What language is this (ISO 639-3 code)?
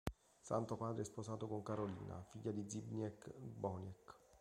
ita